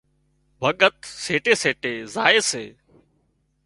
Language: Wadiyara Koli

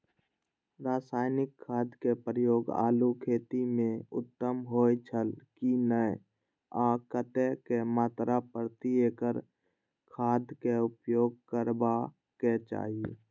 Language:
Maithili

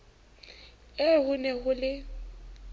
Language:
Southern Sotho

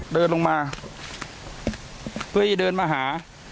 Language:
Thai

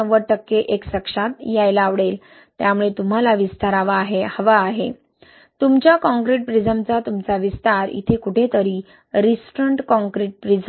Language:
Marathi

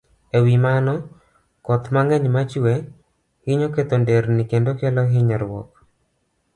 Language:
Luo (Kenya and Tanzania)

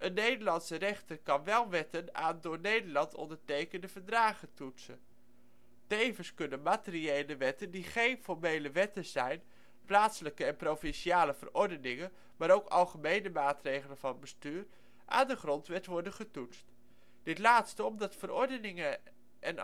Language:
Dutch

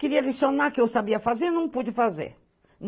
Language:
Portuguese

